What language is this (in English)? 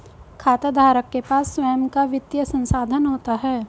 Hindi